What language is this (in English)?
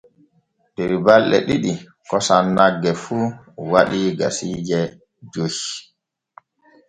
Borgu Fulfulde